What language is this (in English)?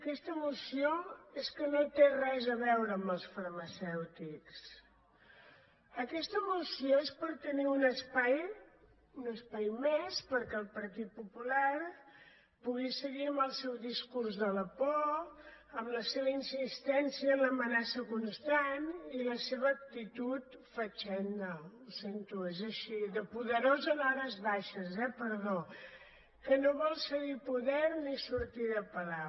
Catalan